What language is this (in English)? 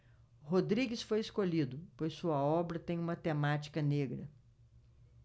Portuguese